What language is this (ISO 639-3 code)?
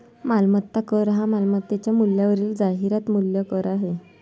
mar